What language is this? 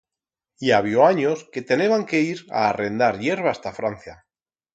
Aragonese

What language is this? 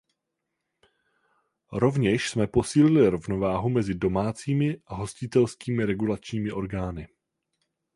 Czech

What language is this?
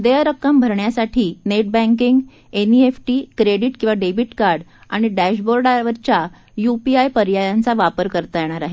Marathi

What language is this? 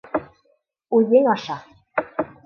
Bashkir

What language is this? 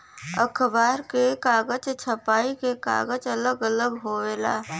Bhojpuri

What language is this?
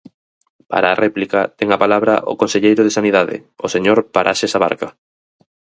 Galician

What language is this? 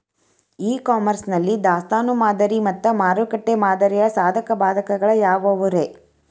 Kannada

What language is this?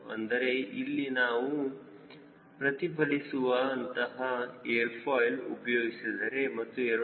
Kannada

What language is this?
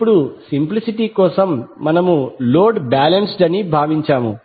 Telugu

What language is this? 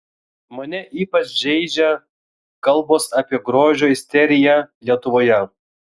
Lithuanian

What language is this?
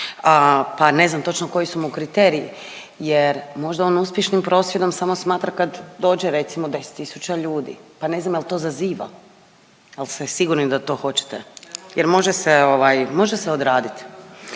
Croatian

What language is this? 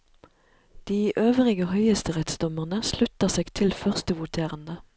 Norwegian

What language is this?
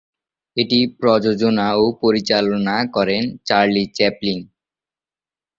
Bangla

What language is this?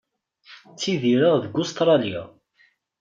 Kabyle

